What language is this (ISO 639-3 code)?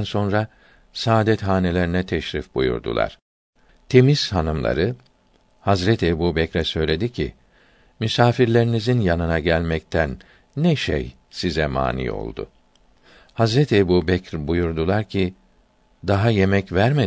tur